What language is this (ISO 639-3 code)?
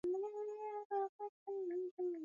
swa